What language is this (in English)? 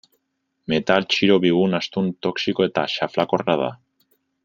Basque